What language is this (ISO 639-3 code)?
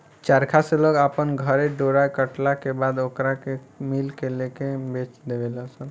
bho